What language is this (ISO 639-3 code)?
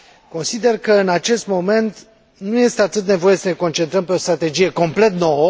ron